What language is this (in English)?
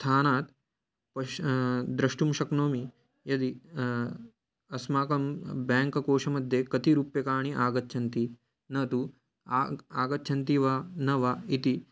Sanskrit